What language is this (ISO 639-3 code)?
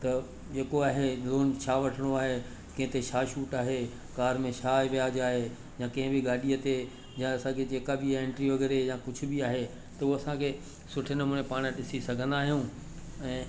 snd